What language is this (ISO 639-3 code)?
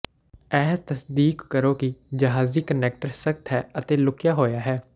pan